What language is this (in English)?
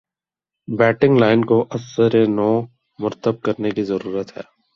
Urdu